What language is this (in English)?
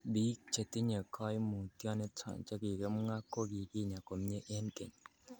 Kalenjin